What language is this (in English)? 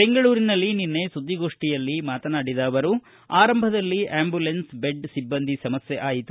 Kannada